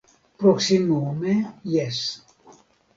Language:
Esperanto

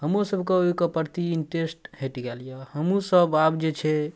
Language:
Maithili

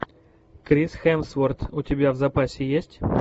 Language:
Russian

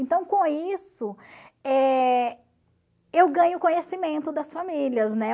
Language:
Portuguese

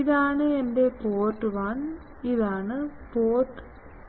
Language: Malayalam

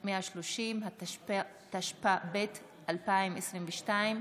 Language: Hebrew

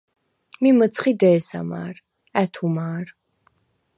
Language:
Svan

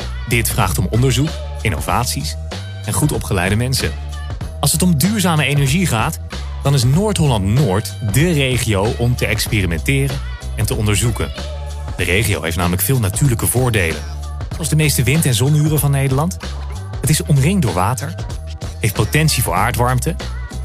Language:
Dutch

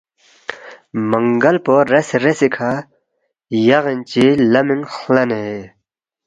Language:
Balti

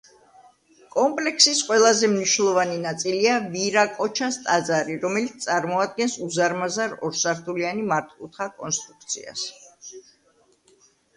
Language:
Georgian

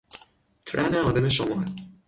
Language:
Persian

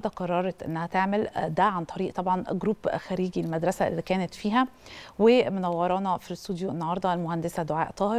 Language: Arabic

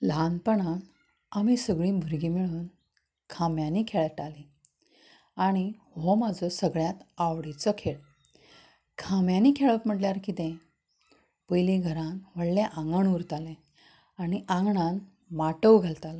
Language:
Konkani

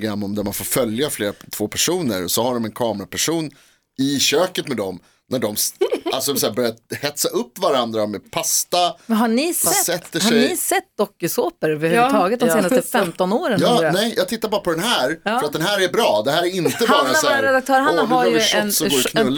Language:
Swedish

